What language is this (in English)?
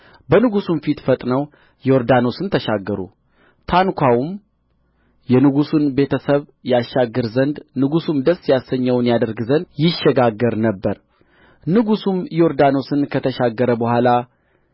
Amharic